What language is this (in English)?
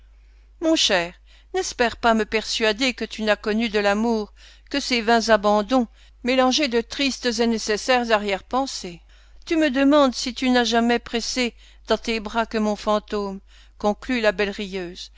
French